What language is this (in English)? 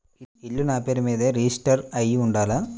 Telugu